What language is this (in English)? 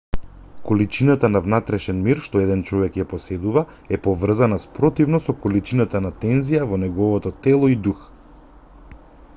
Macedonian